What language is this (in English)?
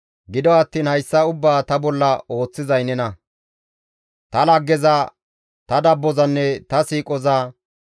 Gamo